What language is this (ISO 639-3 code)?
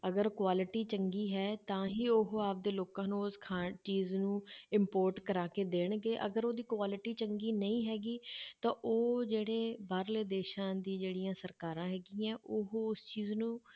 pan